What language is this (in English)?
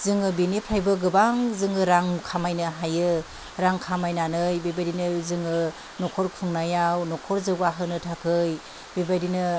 Bodo